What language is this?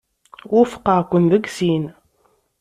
Kabyle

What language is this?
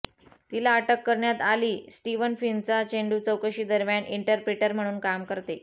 Marathi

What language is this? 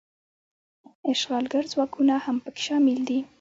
Pashto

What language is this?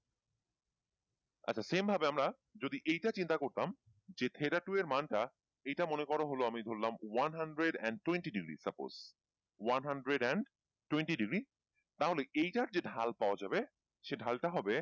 Bangla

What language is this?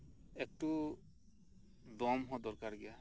Santali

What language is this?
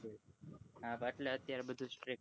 Gujarati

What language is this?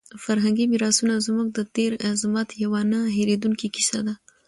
Pashto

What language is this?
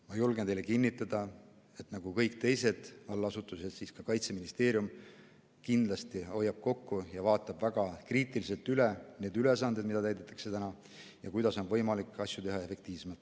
Estonian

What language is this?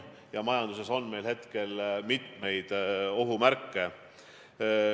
Estonian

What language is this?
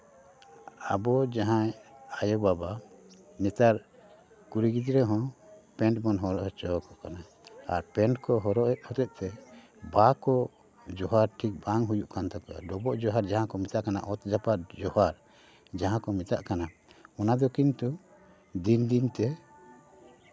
Santali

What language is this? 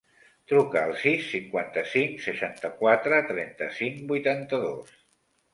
Catalan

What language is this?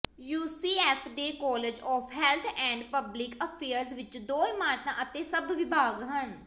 Punjabi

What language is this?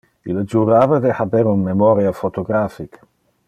Interlingua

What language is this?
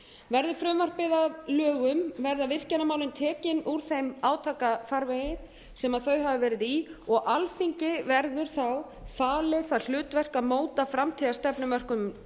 Icelandic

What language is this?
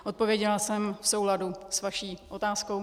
Czech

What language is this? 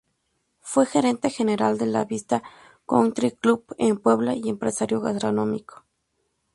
Spanish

